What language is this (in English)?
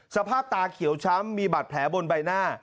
Thai